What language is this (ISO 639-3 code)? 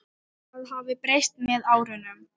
isl